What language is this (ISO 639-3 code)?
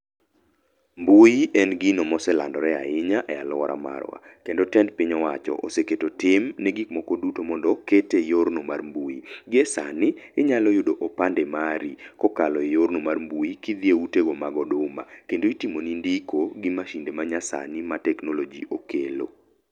luo